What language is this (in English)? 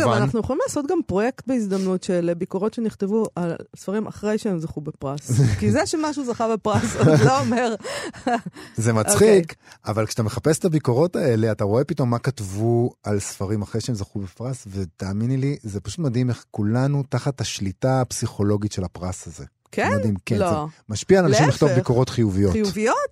Hebrew